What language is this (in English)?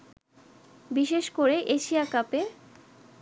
Bangla